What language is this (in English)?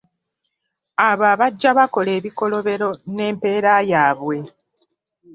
Ganda